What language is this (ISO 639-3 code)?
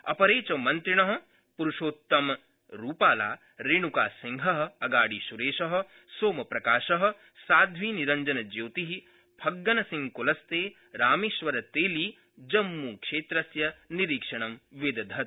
san